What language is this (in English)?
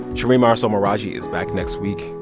English